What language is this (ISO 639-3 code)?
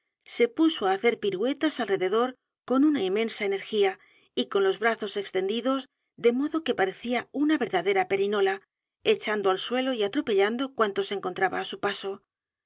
spa